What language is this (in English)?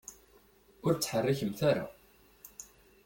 Kabyle